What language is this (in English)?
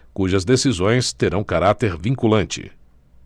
Portuguese